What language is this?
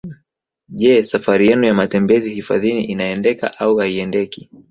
Swahili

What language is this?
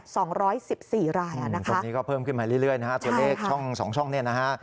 Thai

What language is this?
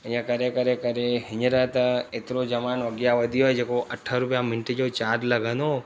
Sindhi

